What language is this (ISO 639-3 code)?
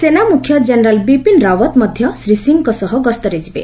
ori